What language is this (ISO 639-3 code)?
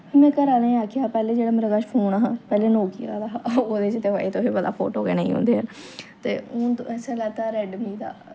doi